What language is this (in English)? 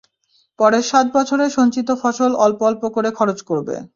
Bangla